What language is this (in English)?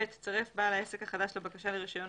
Hebrew